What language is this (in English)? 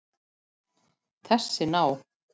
Icelandic